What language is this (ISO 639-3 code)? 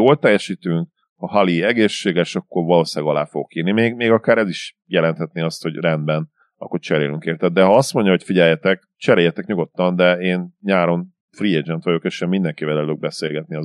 hun